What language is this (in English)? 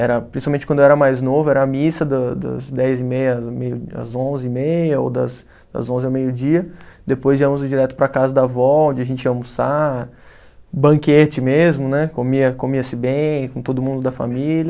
Portuguese